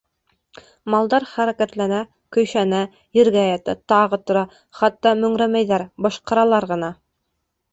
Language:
Bashkir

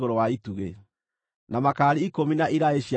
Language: Kikuyu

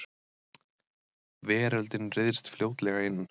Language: Icelandic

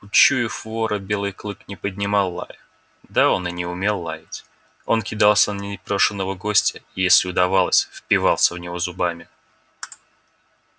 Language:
Russian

